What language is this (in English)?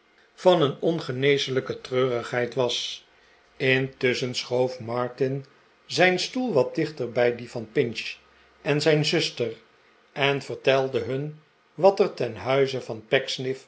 Dutch